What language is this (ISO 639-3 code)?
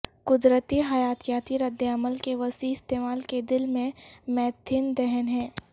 urd